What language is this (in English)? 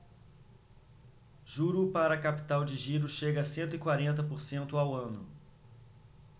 Portuguese